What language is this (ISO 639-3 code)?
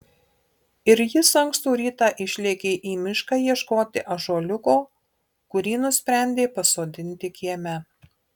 lit